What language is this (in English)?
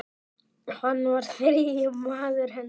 Icelandic